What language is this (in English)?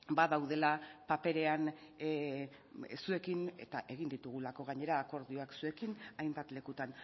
Basque